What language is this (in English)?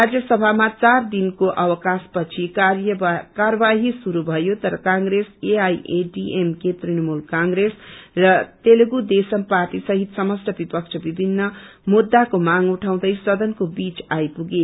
Nepali